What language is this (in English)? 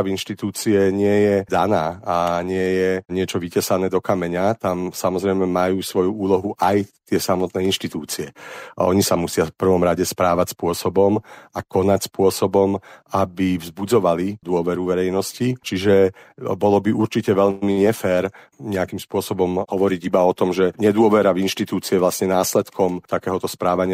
Slovak